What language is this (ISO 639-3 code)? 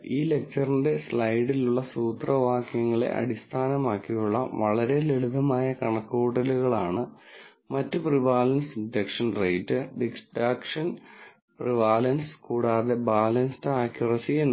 mal